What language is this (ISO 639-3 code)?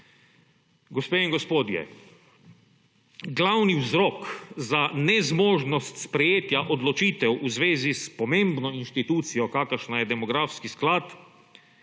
slv